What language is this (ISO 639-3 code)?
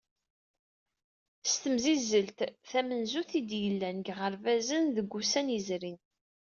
kab